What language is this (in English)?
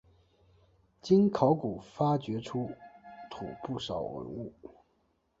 Chinese